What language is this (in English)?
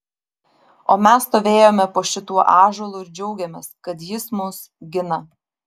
Lithuanian